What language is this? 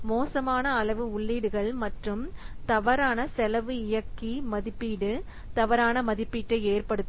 Tamil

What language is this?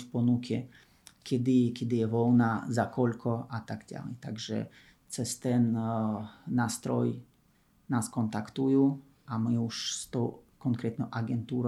Slovak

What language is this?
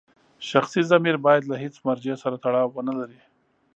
Pashto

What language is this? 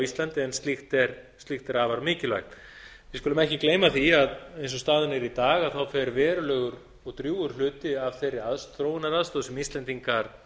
Icelandic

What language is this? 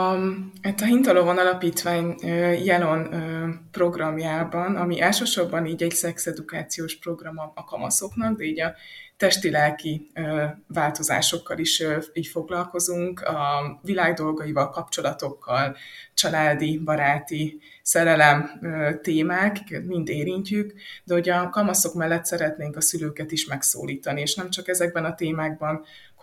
Hungarian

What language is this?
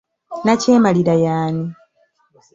Ganda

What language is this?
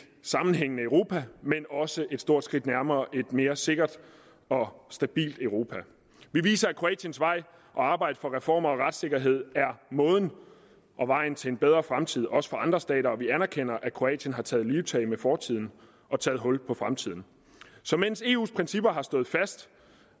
Danish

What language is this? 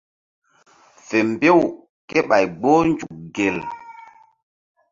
Mbum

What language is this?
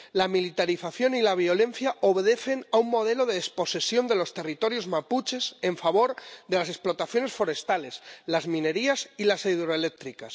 Spanish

